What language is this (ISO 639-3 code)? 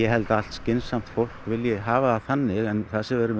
isl